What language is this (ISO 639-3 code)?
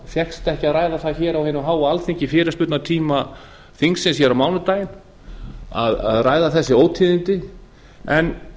isl